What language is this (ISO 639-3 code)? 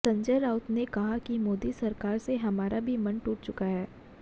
hin